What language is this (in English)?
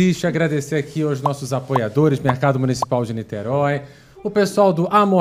Portuguese